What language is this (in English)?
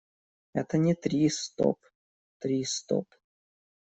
Russian